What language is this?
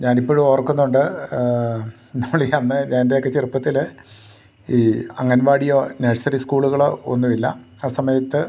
Malayalam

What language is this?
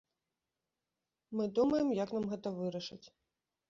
Belarusian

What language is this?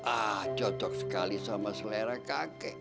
Indonesian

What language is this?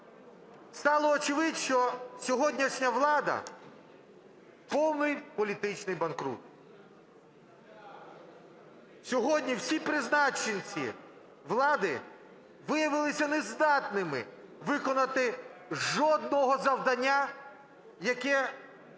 Ukrainian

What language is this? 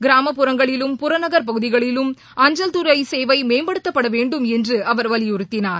Tamil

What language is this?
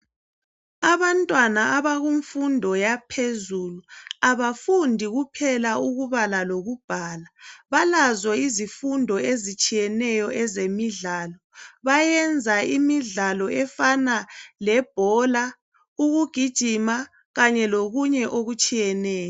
North Ndebele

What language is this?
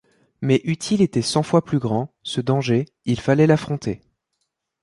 French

